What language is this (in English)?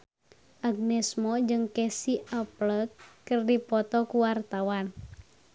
Sundanese